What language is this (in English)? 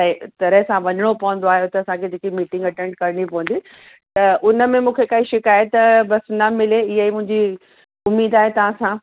Sindhi